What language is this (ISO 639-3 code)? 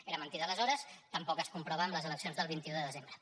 cat